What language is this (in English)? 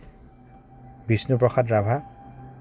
Assamese